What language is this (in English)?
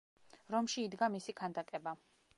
Georgian